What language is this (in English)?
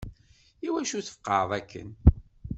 Kabyle